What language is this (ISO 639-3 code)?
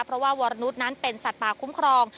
tha